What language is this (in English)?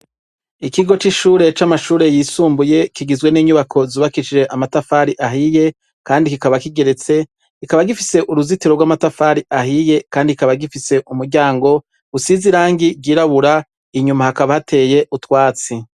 Rundi